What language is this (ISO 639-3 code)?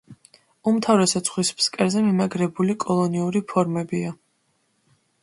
kat